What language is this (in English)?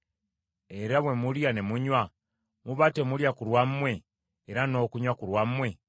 Ganda